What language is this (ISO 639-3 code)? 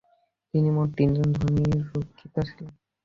ben